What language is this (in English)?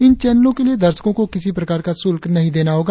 Hindi